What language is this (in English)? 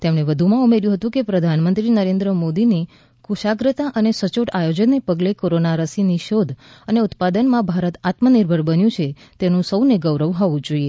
Gujarati